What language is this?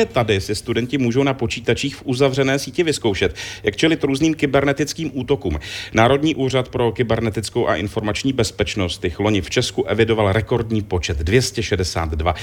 Czech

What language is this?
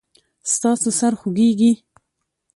Pashto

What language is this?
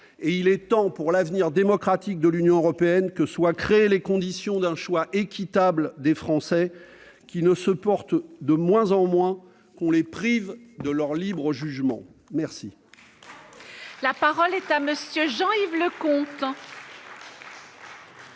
French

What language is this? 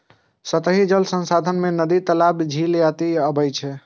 Maithili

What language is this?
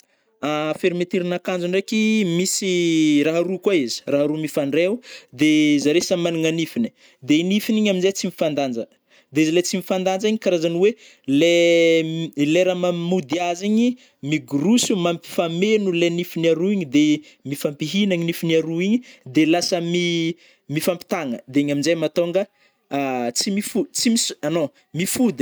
Northern Betsimisaraka Malagasy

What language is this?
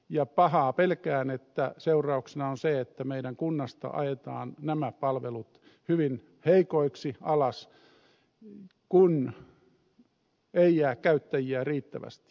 Finnish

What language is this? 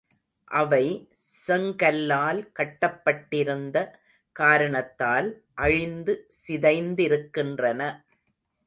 Tamil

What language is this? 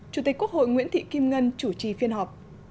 Vietnamese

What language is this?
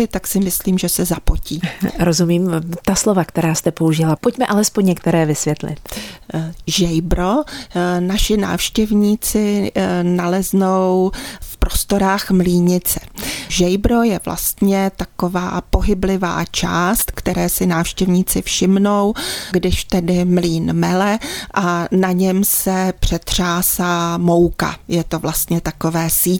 Czech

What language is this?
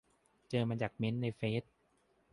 Thai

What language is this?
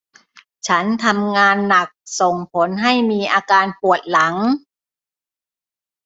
Thai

